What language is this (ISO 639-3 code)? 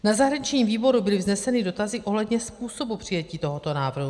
ces